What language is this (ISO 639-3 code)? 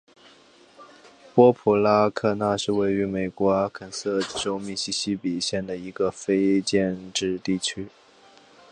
zho